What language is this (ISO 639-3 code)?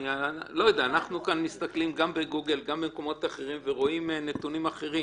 heb